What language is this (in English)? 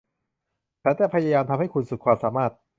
Thai